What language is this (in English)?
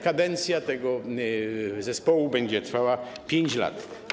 Polish